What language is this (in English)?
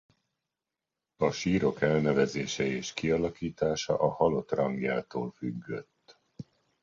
Hungarian